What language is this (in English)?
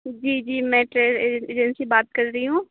Urdu